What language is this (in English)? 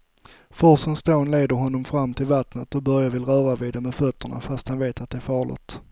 Swedish